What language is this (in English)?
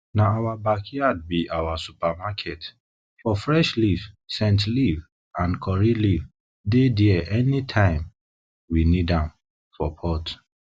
Nigerian Pidgin